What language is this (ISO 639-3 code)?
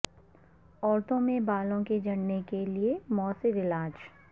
urd